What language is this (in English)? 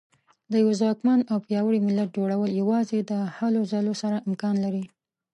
Pashto